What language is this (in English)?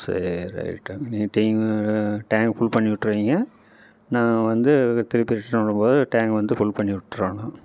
Tamil